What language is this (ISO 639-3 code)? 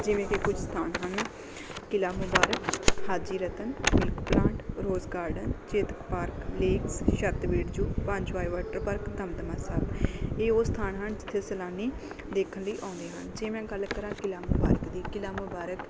pan